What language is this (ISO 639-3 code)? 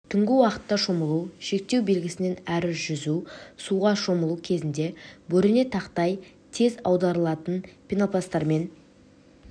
kaz